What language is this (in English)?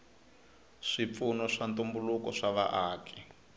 Tsonga